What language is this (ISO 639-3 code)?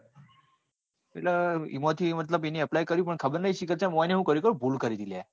guj